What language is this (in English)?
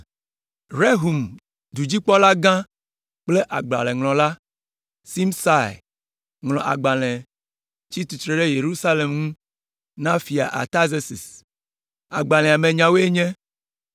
Ewe